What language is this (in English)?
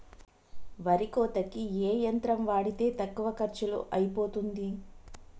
Telugu